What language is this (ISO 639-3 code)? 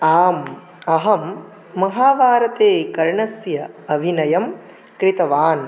san